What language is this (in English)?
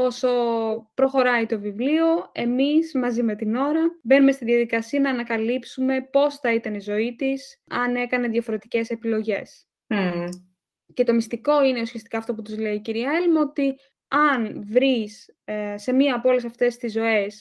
Greek